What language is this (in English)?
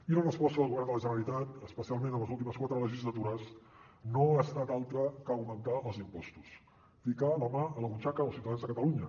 Catalan